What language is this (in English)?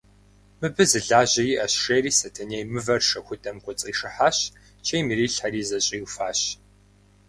Kabardian